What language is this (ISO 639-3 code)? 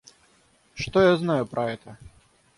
rus